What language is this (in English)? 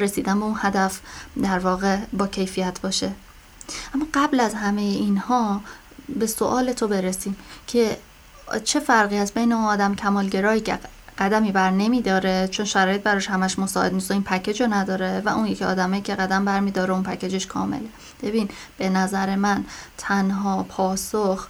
Persian